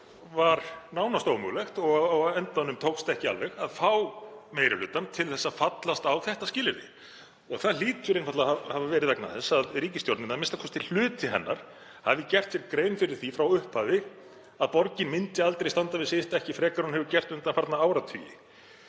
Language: Icelandic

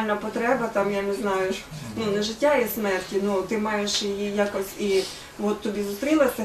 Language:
Ukrainian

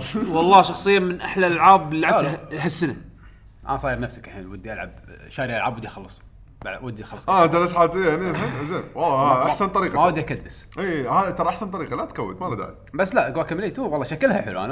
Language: Arabic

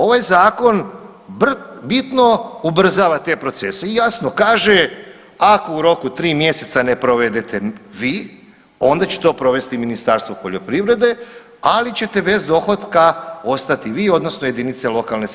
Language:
Croatian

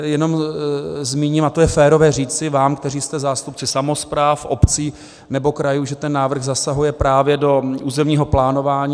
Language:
Czech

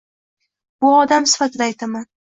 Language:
Uzbek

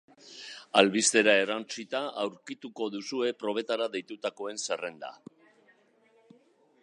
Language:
Basque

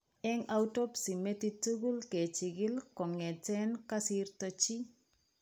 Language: Kalenjin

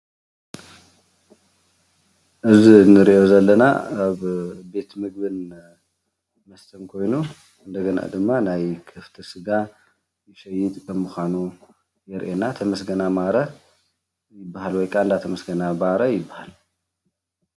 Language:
Tigrinya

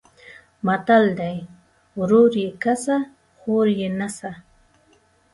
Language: Pashto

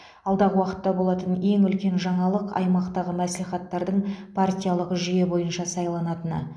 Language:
Kazakh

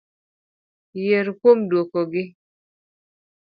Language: Luo (Kenya and Tanzania)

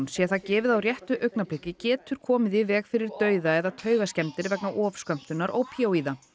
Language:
Icelandic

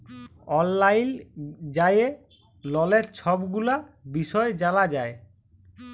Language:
Bangla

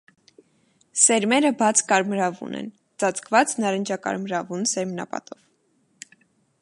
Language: Armenian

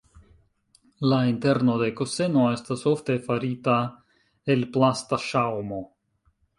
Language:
Esperanto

